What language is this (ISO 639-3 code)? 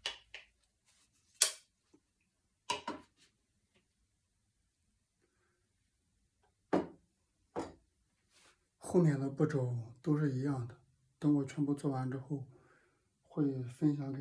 zho